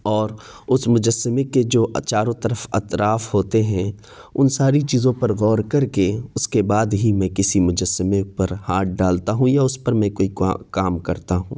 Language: Urdu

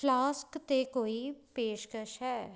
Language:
Punjabi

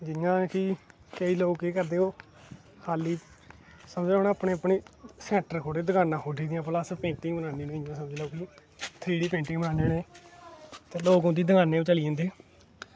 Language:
Dogri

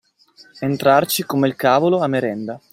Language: Italian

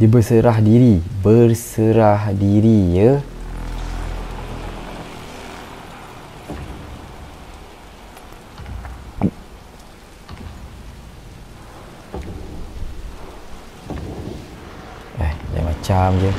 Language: Malay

